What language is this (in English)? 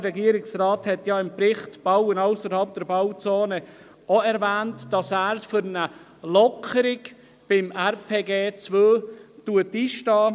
Swiss German